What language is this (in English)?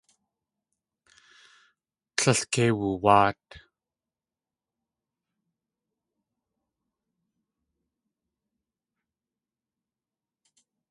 Tlingit